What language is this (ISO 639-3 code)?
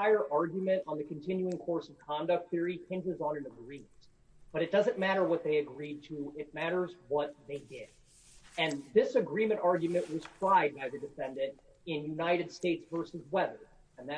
eng